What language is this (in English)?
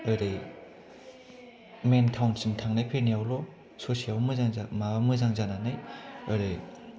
Bodo